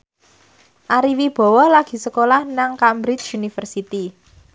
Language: Javanese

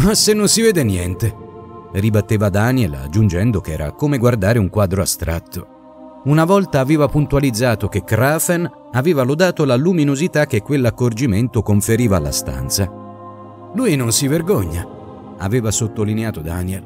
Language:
Italian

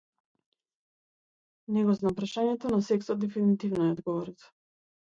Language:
Macedonian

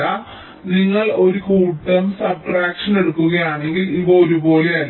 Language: Malayalam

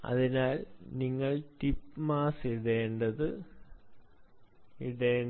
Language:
Malayalam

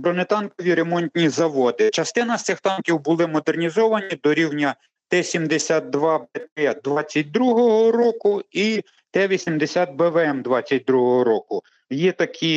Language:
Ukrainian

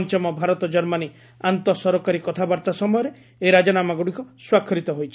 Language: Odia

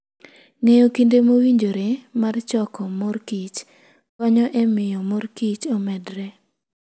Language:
Luo (Kenya and Tanzania)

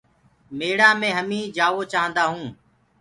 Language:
Gurgula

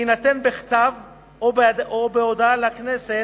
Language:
Hebrew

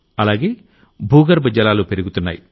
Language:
Telugu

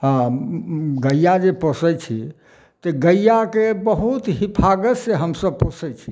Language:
Maithili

